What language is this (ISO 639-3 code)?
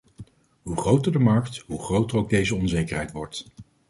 nld